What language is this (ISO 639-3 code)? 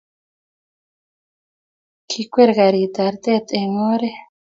kln